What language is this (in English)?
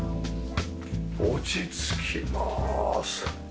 Japanese